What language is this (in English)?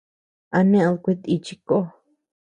Tepeuxila Cuicatec